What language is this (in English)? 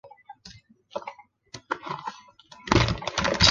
Chinese